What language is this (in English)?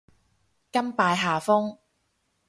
Cantonese